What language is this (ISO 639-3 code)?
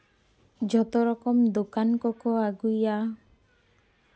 sat